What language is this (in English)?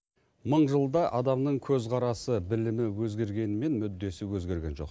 Kazakh